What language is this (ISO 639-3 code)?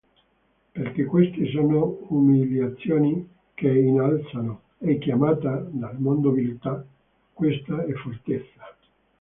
ita